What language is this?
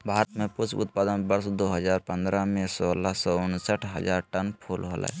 Magahi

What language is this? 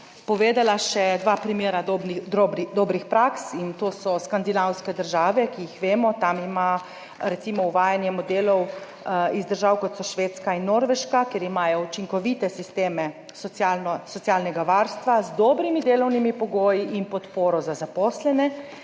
Slovenian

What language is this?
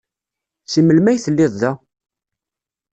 Kabyle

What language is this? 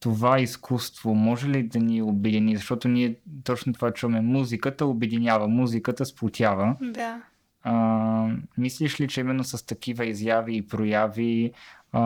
Bulgarian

